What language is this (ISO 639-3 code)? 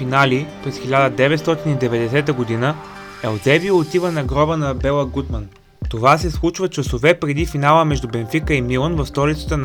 bul